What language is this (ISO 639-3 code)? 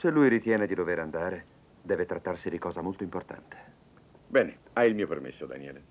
ita